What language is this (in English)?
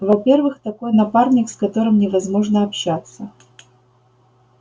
Russian